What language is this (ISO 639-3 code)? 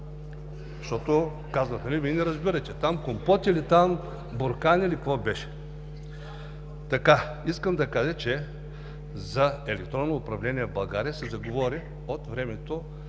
bul